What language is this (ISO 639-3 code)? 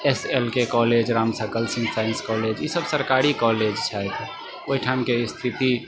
mai